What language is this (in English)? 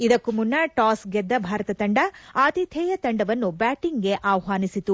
Kannada